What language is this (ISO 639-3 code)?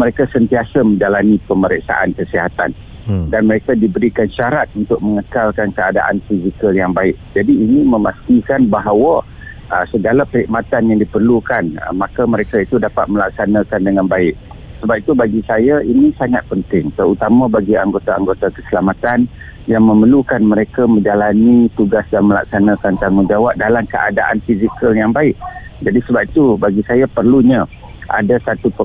msa